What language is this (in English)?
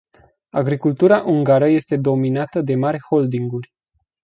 Romanian